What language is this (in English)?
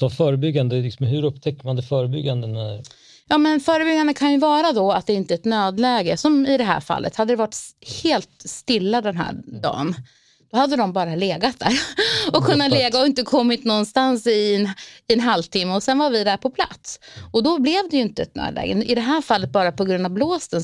Swedish